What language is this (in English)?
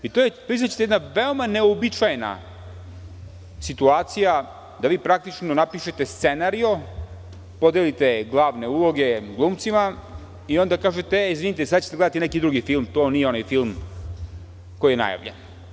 Serbian